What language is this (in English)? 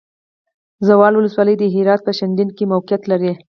Pashto